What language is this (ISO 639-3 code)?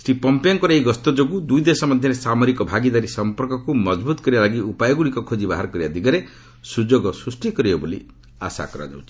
ori